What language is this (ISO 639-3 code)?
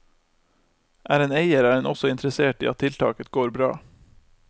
nor